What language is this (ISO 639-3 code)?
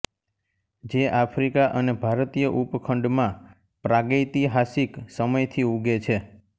guj